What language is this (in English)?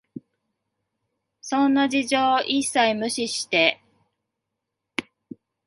Japanese